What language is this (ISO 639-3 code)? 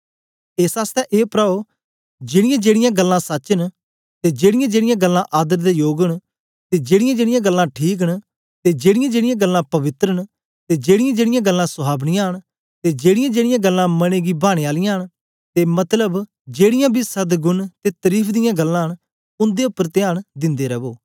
doi